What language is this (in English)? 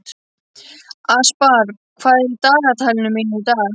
Icelandic